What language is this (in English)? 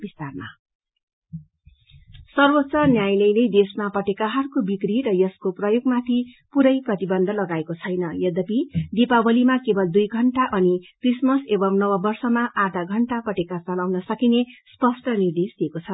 Nepali